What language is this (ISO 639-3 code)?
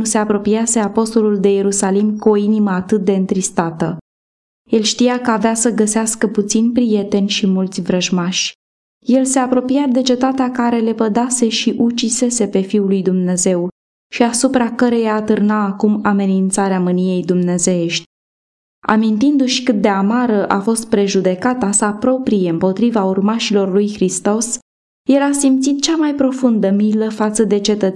ron